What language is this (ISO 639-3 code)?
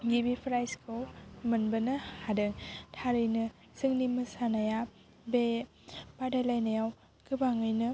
brx